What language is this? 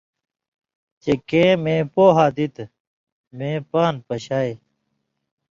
Indus Kohistani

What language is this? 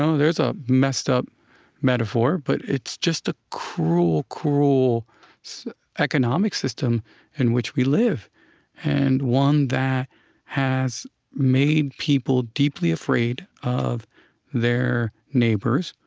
English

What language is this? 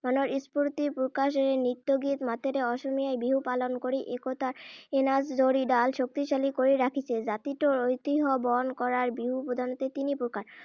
Assamese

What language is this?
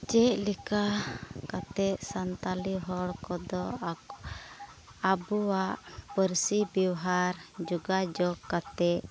Santali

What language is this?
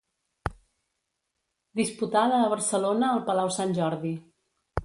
Catalan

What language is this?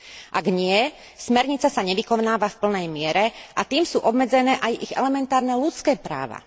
Slovak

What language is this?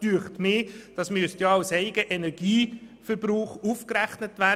Swiss German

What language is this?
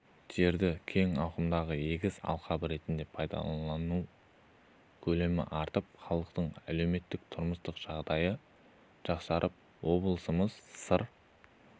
Kazakh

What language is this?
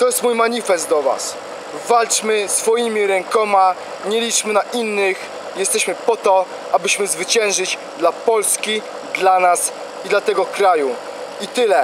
Polish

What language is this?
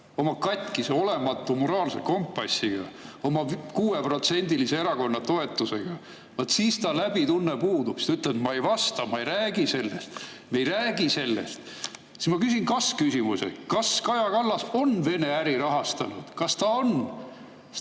Estonian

